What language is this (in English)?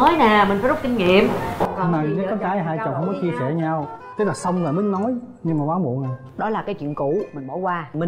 Vietnamese